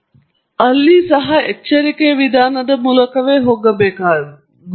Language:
Kannada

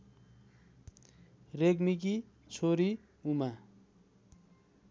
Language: Nepali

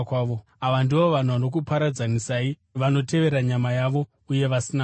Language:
Shona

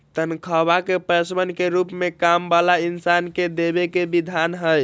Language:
Magahi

